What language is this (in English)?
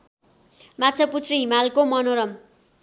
Nepali